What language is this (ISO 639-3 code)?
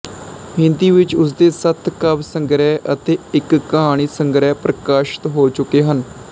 pan